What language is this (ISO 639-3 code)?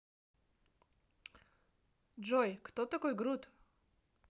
rus